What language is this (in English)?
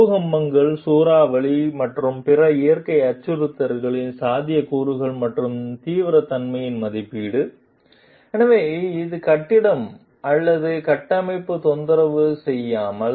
Tamil